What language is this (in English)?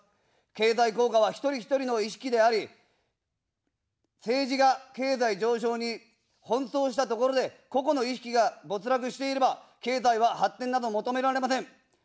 Japanese